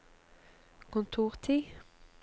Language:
Norwegian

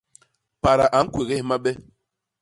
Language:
Basaa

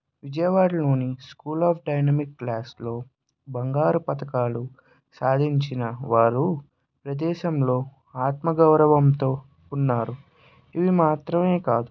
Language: Telugu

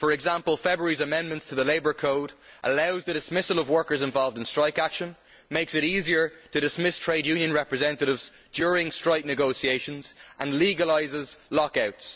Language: English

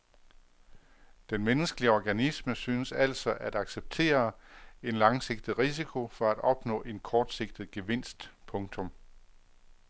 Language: Danish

